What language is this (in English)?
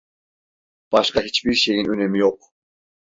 Turkish